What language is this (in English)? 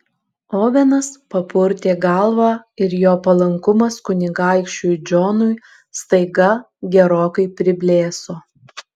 Lithuanian